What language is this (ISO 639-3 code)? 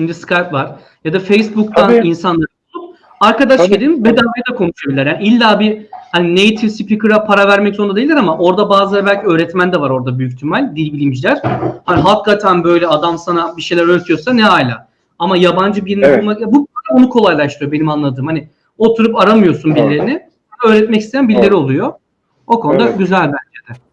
tur